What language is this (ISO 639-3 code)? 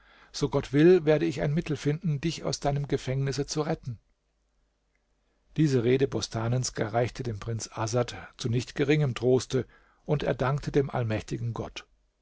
deu